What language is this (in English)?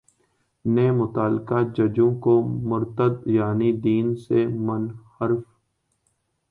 Urdu